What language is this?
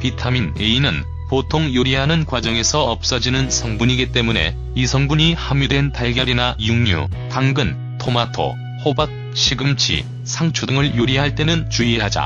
Korean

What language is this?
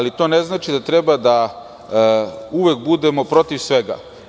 Serbian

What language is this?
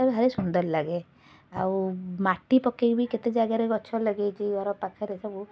Odia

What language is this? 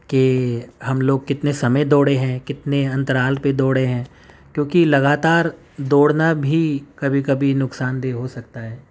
Urdu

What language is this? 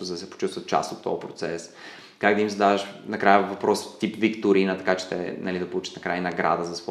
Bulgarian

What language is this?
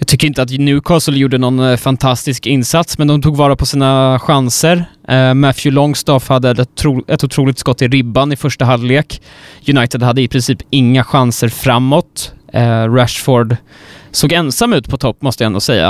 Swedish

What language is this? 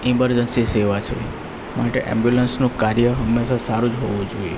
Gujarati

